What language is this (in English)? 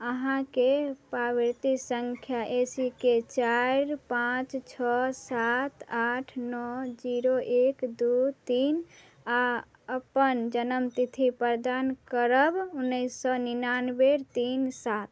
Maithili